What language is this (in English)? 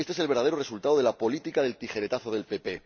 Spanish